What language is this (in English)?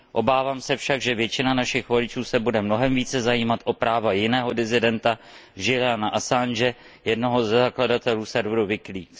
Czech